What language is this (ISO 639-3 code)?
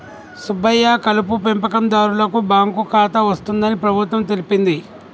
tel